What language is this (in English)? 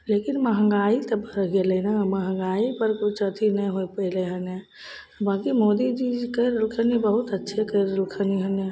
Maithili